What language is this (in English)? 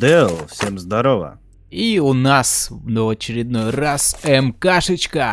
Russian